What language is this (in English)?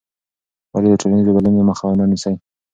Pashto